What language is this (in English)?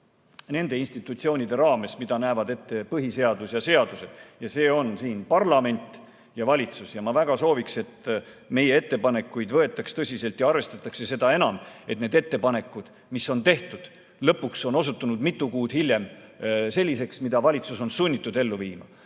Estonian